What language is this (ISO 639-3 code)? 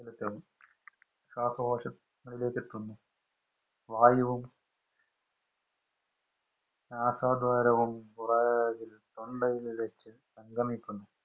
mal